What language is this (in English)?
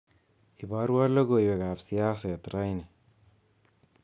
Kalenjin